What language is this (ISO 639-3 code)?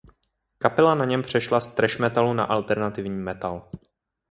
ces